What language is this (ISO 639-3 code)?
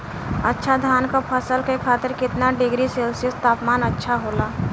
bho